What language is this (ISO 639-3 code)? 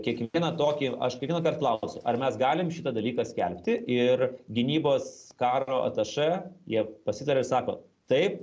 lit